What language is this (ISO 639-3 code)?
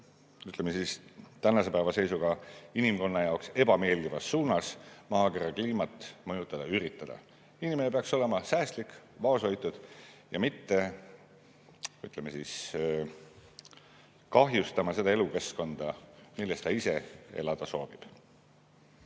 est